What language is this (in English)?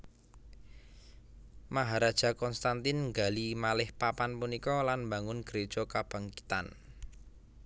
Javanese